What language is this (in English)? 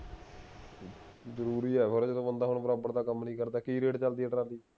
Punjabi